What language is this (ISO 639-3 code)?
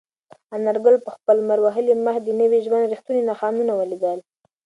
pus